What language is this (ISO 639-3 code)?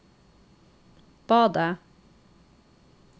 nor